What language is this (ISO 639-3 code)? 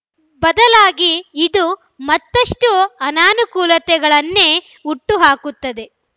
kan